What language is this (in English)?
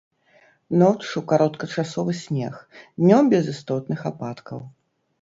Belarusian